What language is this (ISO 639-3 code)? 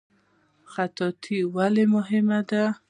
pus